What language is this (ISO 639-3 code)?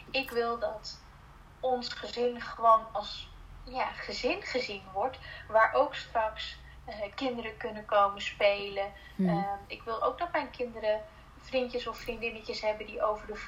nld